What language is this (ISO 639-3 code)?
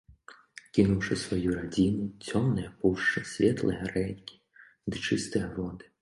bel